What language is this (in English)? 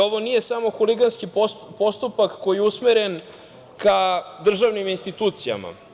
Serbian